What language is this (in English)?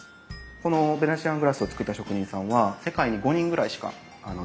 Japanese